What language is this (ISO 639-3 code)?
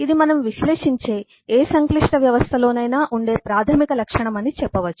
tel